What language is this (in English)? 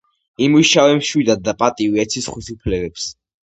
Georgian